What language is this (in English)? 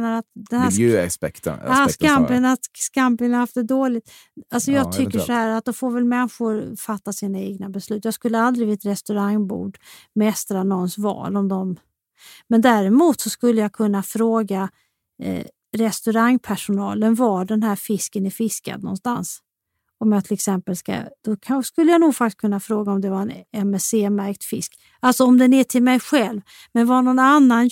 Swedish